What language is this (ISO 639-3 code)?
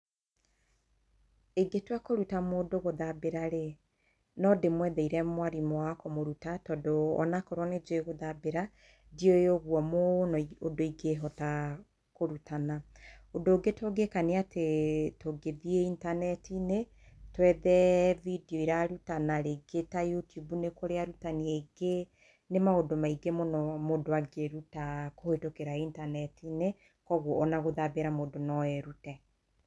kik